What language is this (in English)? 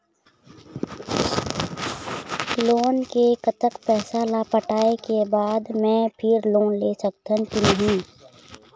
Chhattisgarhi